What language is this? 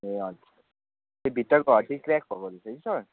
Nepali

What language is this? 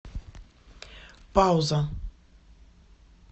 Russian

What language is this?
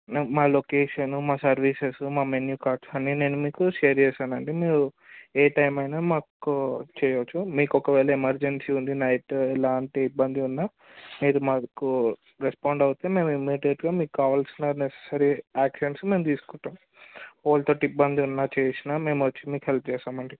Telugu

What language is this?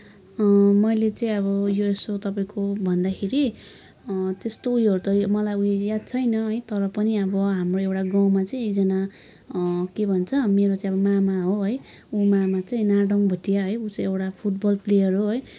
Nepali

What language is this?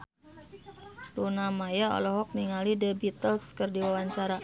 Sundanese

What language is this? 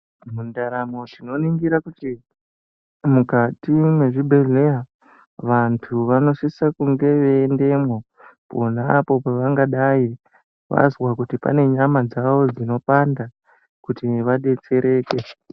Ndau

